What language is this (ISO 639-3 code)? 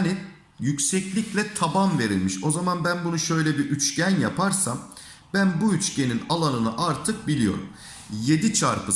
tur